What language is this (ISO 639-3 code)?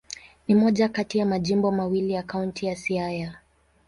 swa